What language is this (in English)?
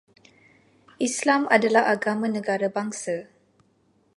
Malay